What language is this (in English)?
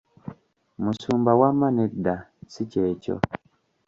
Ganda